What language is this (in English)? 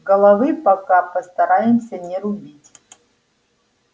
Russian